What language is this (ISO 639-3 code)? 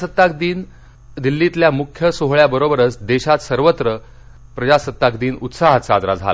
mar